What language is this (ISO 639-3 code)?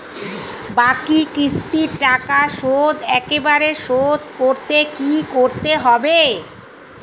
ben